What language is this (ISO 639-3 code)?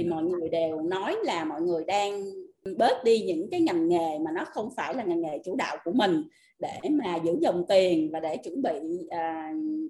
vie